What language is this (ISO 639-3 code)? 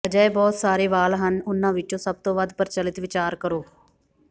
pan